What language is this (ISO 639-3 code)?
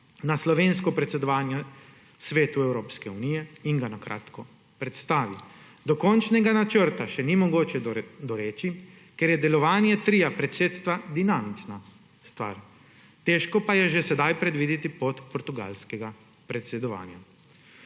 slv